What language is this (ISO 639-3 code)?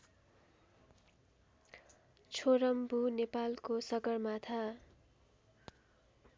nep